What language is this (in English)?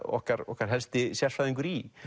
Icelandic